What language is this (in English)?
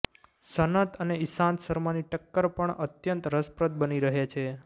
Gujarati